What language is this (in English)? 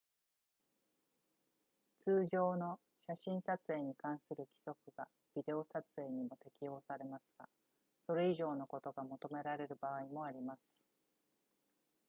Japanese